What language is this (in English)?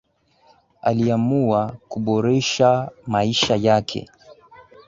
Swahili